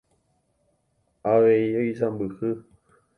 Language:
Guarani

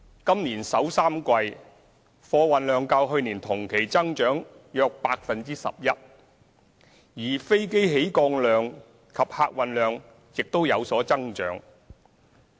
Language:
Cantonese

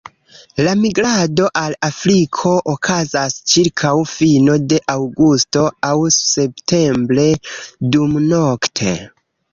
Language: Esperanto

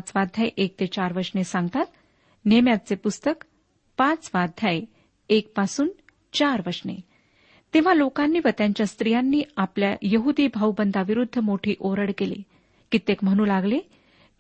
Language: Marathi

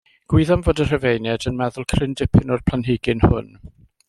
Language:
Welsh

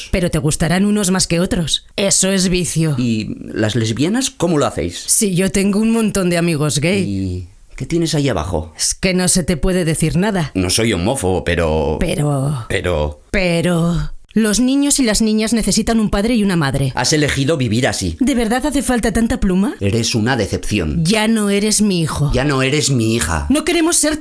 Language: Spanish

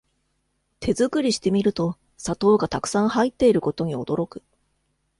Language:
Japanese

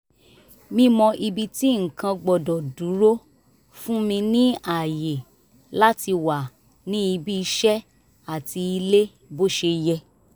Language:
Yoruba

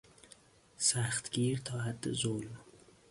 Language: Persian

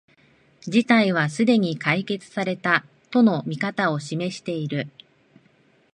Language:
Japanese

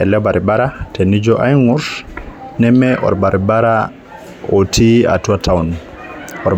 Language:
Masai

